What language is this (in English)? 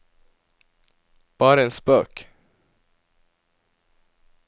Norwegian